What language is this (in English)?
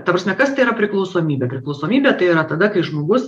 Lithuanian